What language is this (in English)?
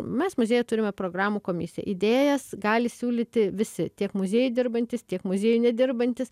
Lithuanian